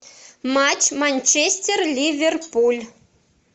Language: Russian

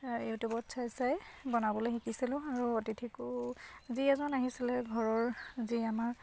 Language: Assamese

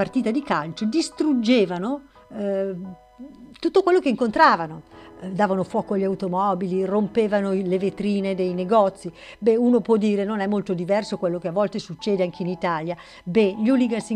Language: Italian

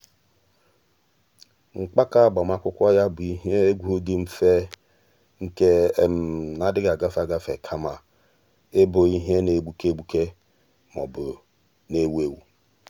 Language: Igbo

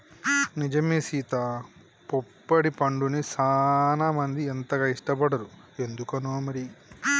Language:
Telugu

